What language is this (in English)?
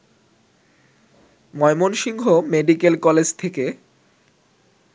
Bangla